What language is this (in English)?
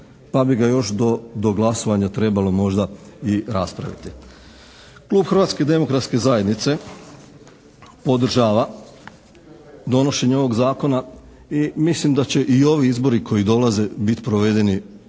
Croatian